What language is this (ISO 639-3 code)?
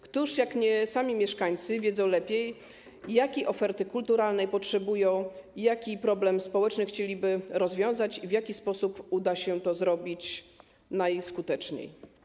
pol